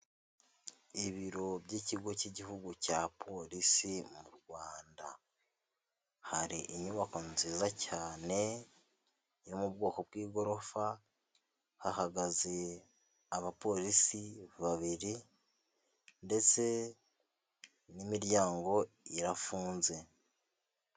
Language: Kinyarwanda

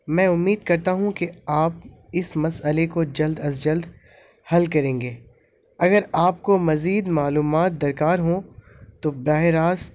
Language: Urdu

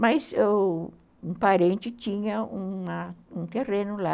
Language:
Portuguese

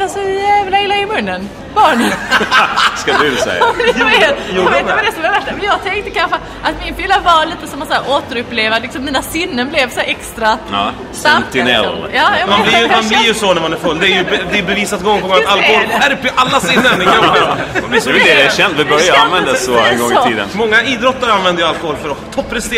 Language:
Swedish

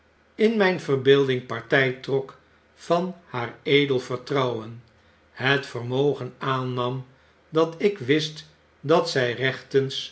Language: Dutch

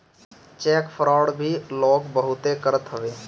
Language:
Bhojpuri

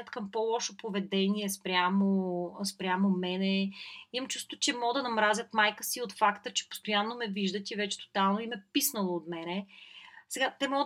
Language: Bulgarian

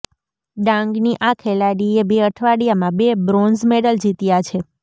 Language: Gujarati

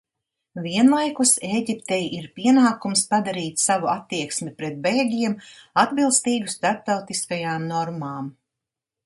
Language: Latvian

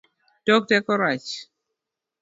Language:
Luo (Kenya and Tanzania)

